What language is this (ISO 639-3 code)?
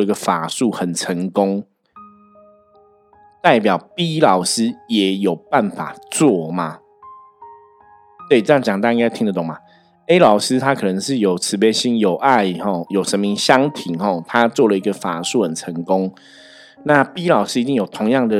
zho